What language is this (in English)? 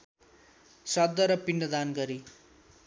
Nepali